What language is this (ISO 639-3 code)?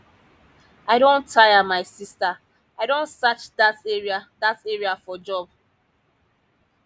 pcm